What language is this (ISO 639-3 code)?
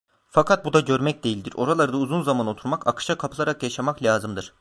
tur